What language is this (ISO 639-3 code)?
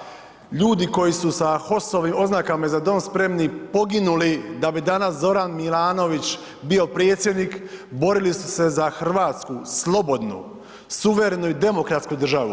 hrv